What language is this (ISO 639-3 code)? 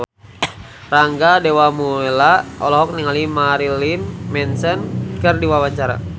sun